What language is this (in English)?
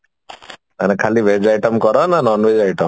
Odia